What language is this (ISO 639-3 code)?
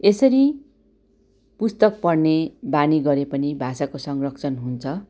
nep